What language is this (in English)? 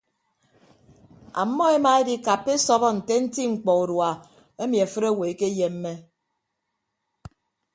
Ibibio